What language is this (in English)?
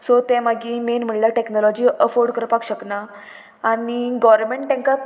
Konkani